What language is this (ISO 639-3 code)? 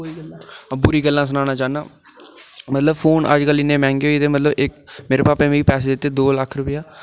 doi